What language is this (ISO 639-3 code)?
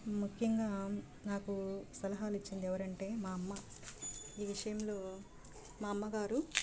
tel